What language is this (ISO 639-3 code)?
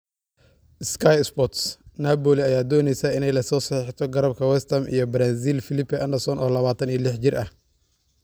som